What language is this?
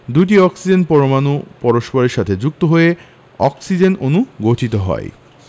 Bangla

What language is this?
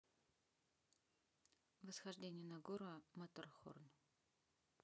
Russian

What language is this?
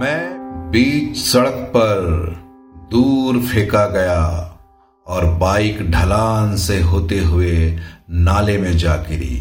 Hindi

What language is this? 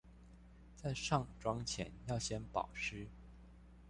Chinese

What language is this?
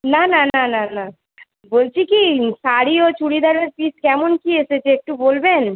Bangla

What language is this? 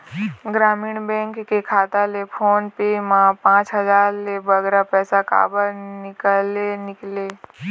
Chhattisgarhi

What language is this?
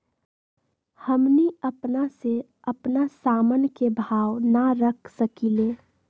Magahi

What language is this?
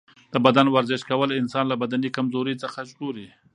Pashto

